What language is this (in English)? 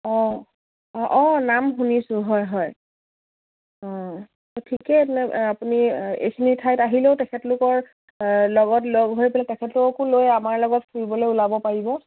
Assamese